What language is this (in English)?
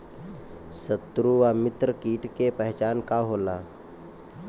Bhojpuri